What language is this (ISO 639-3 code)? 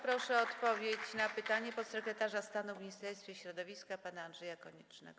pol